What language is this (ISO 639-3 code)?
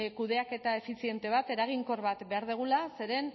eus